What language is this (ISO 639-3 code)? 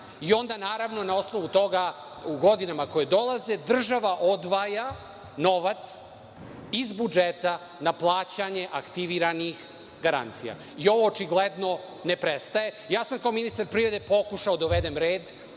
srp